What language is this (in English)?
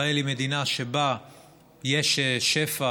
Hebrew